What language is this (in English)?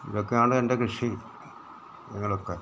Malayalam